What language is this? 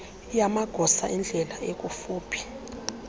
Xhosa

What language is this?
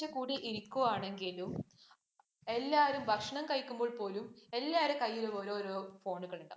Malayalam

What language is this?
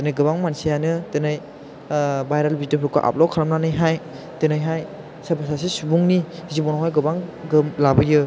Bodo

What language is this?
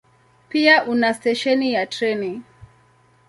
Swahili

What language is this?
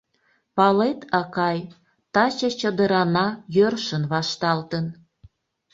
Mari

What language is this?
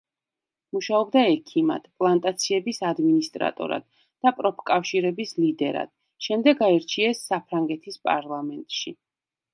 Georgian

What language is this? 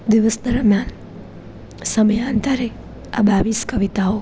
Gujarati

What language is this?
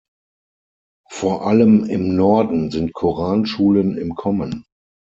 German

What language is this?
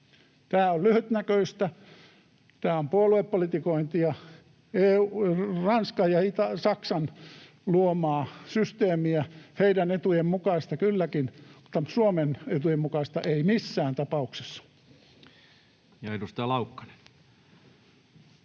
Finnish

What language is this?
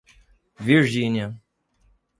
Portuguese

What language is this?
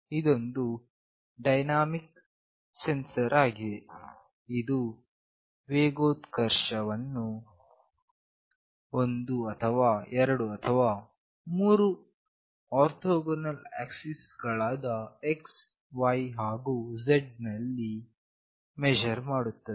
Kannada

